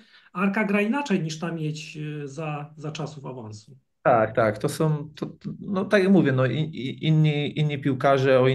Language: Polish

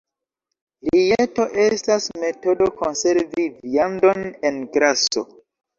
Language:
Esperanto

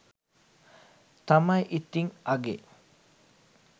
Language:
Sinhala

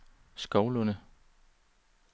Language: Danish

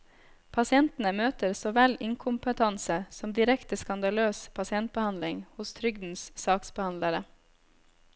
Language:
Norwegian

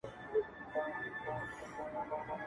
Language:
Pashto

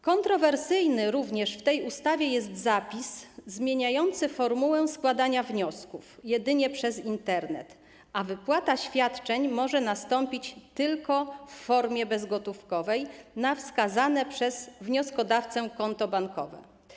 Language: Polish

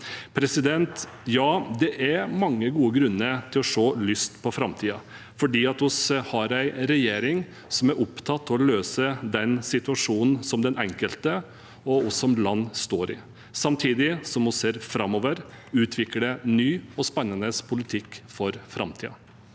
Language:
Norwegian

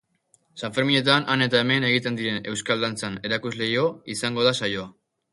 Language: Basque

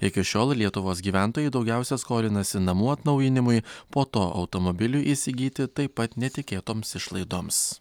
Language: Lithuanian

